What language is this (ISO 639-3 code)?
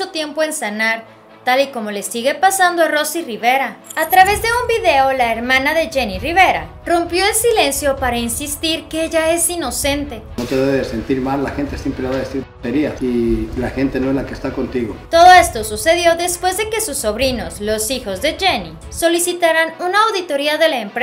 spa